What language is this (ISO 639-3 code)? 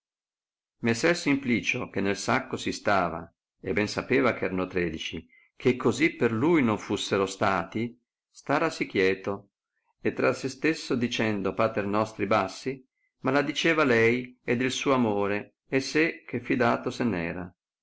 ita